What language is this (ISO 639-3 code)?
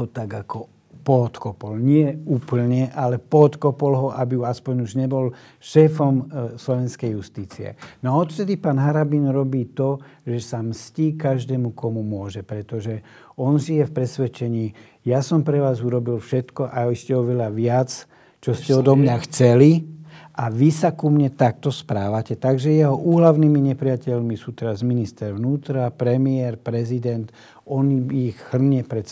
slk